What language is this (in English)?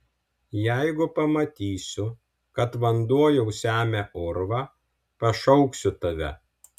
Lithuanian